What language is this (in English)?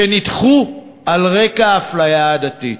Hebrew